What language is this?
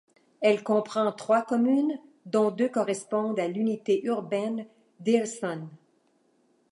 French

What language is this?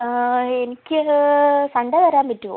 Malayalam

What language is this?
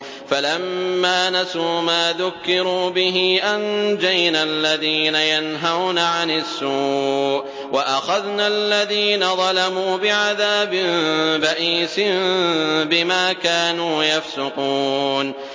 Arabic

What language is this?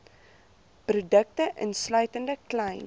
Afrikaans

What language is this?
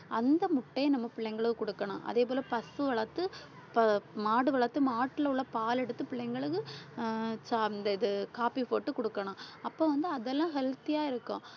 Tamil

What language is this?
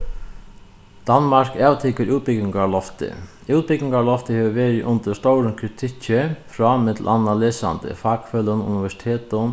Faroese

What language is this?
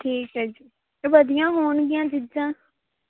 Punjabi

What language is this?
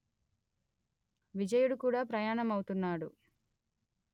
Telugu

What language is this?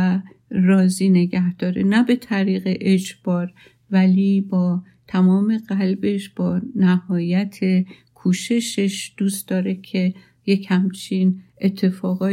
Persian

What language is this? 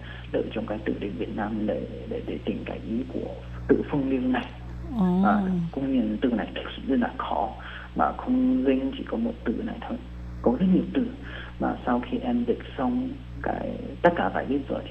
Vietnamese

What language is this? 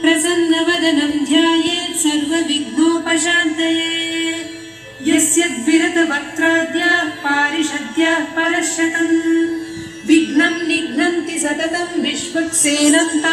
Hindi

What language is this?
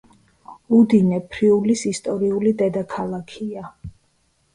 Georgian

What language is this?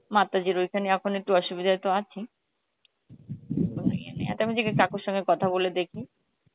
Bangla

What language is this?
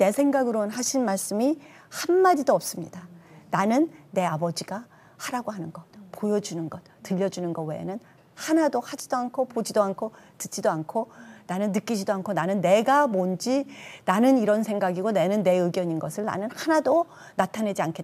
Korean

